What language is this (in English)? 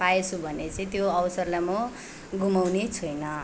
Nepali